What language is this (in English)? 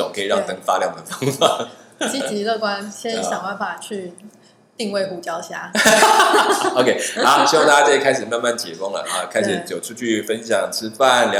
Chinese